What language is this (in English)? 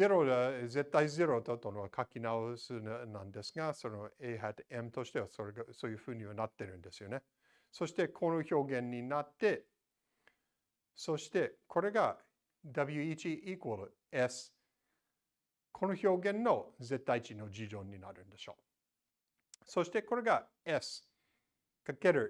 Japanese